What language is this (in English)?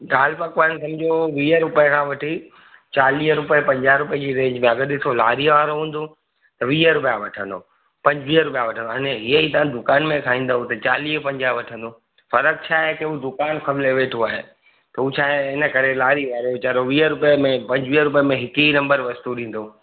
Sindhi